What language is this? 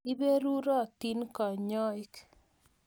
Kalenjin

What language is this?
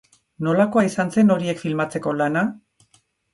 Basque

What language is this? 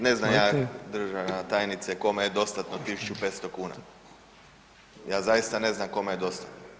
Croatian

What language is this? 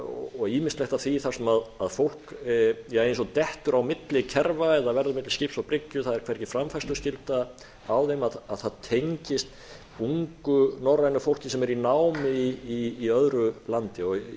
Icelandic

